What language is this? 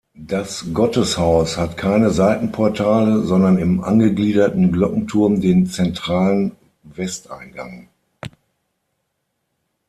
German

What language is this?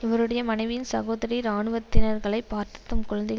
Tamil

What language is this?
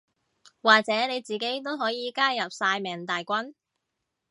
Cantonese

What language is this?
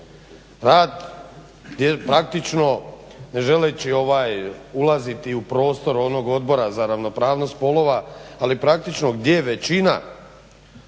Croatian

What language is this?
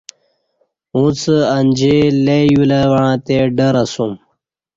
Kati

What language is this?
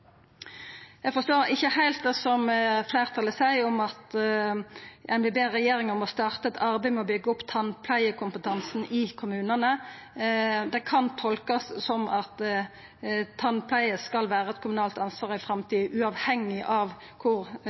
Norwegian Nynorsk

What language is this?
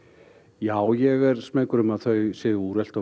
Icelandic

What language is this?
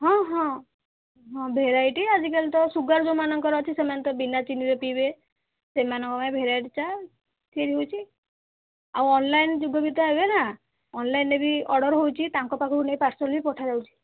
Odia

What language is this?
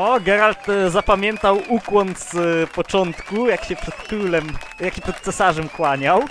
Polish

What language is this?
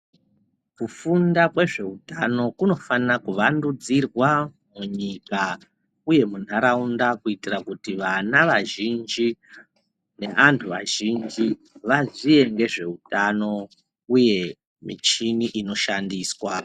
Ndau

